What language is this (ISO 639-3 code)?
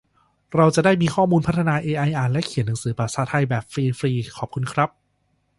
tha